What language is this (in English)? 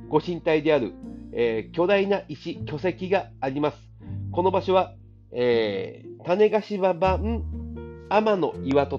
Japanese